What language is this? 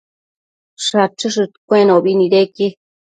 Matsés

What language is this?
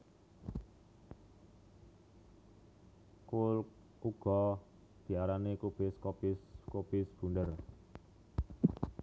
Javanese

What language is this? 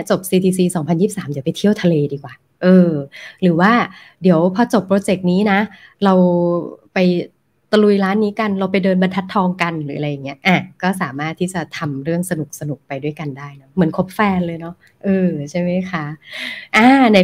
Thai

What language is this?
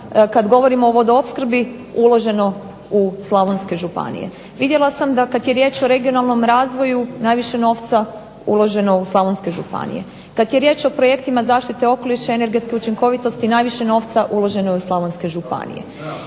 Croatian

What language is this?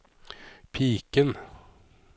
Norwegian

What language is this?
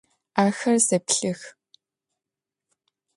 Adyghe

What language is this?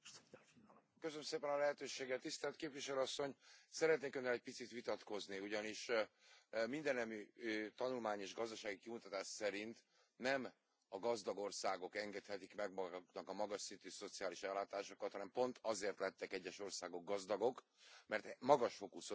Hungarian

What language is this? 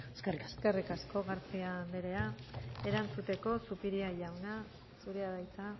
Basque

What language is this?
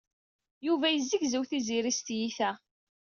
Kabyle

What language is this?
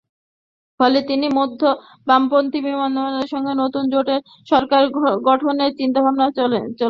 Bangla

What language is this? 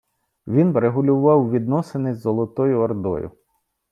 Ukrainian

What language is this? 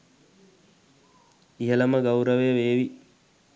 Sinhala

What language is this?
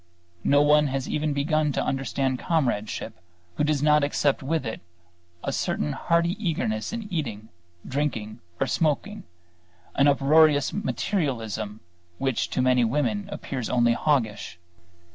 English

